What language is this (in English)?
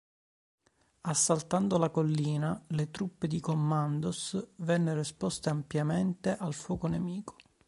Italian